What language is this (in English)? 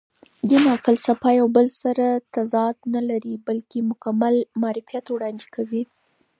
Pashto